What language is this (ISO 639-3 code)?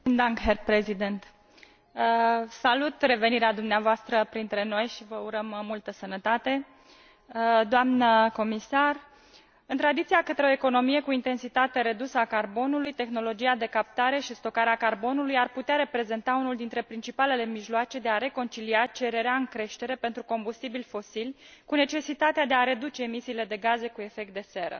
ron